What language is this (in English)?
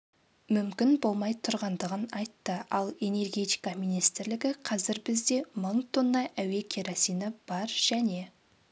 Kazakh